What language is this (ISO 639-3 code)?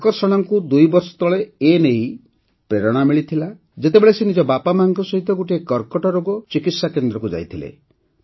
ori